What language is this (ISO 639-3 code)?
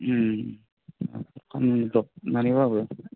brx